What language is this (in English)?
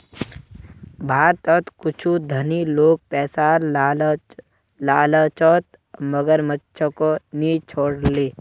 Magahi